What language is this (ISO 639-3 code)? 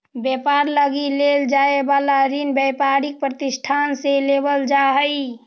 mag